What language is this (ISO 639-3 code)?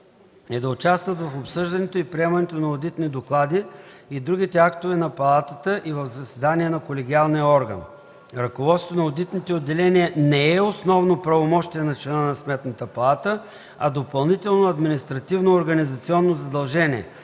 bul